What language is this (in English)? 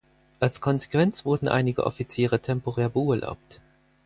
German